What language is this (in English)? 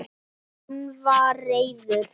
Icelandic